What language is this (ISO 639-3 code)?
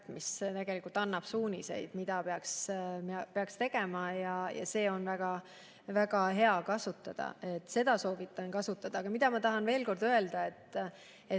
est